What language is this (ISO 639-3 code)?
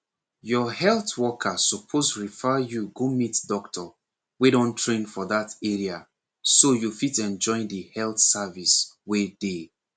pcm